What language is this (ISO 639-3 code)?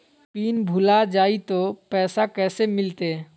mag